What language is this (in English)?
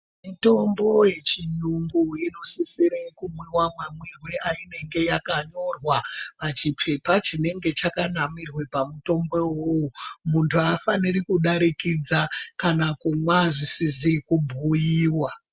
Ndau